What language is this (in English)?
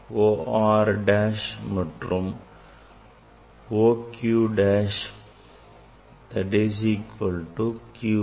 Tamil